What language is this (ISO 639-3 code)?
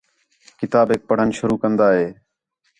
xhe